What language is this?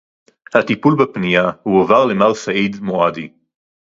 Hebrew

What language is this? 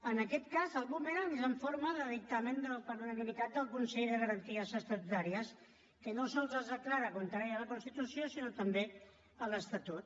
Catalan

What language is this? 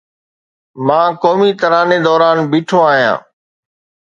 Sindhi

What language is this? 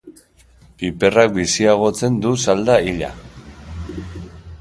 Basque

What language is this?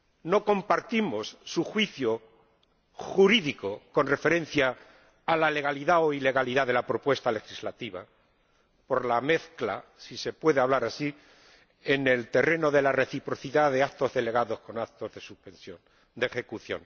Spanish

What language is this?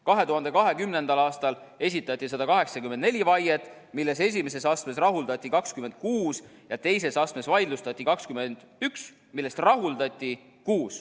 Estonian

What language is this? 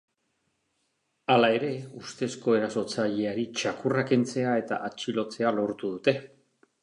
Basque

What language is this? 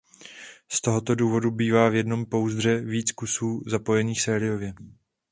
Czech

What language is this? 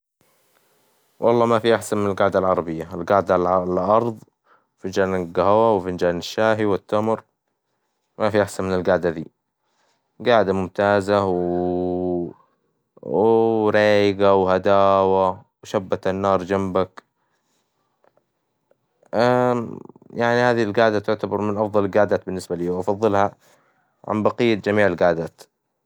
Hijazi Arabic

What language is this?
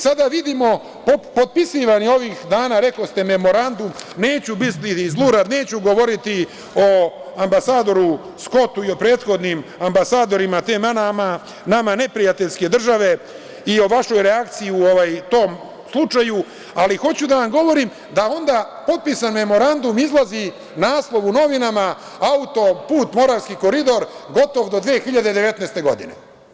Serbian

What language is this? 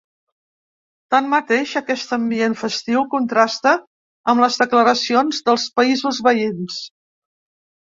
Catalan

